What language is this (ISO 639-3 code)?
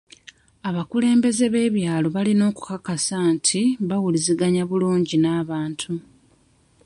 lug